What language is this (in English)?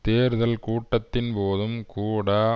Tamil